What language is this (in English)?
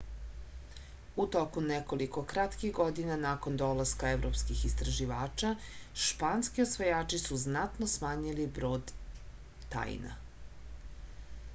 Serbian